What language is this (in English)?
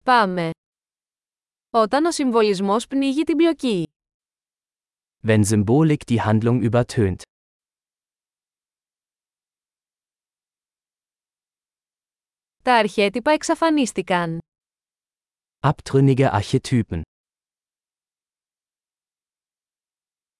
Greek